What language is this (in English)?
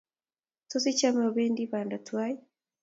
Kalenjin